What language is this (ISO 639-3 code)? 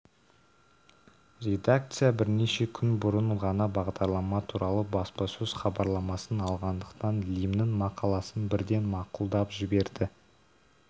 kaz